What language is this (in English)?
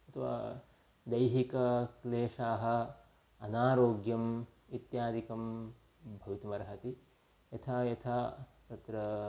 Sanskrit